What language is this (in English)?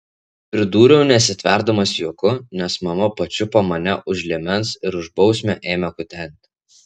Lithuanian